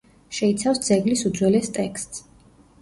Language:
Georgian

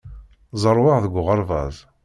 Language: Kabyle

